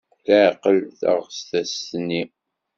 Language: Kabyle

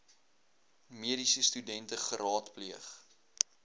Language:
Afrikaans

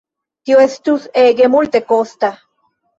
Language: Esperanto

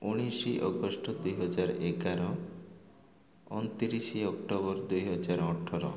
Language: Odia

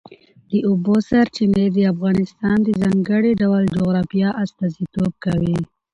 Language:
Pashto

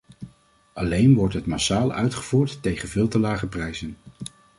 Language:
Dutch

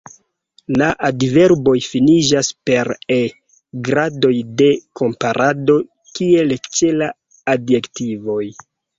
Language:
Esperanto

